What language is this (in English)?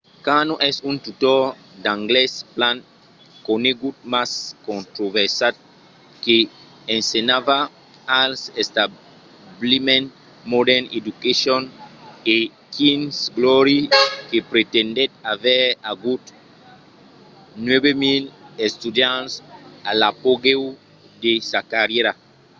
Occitan